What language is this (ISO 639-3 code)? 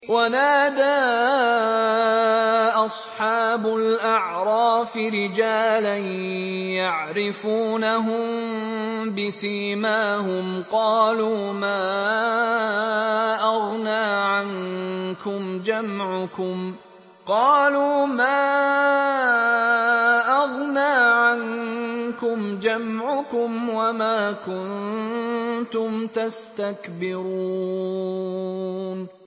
ara